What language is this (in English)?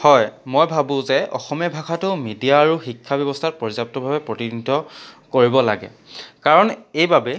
Assamese